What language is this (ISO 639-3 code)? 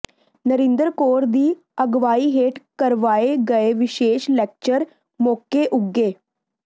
pan